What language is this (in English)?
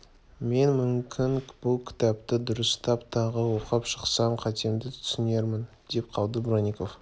Kazakh